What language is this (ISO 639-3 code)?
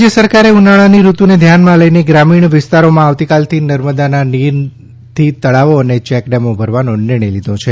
guj